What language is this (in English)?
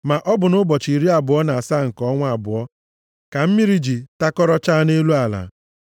Igbo